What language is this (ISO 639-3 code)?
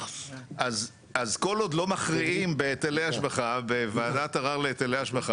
heb